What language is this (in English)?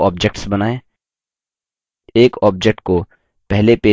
Hindi